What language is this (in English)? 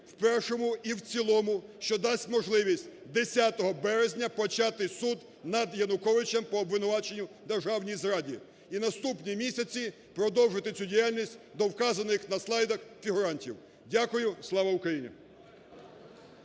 Ukrainian